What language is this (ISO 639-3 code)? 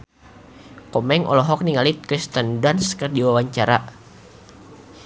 sun